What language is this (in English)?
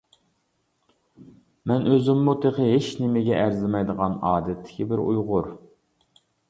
Uyghur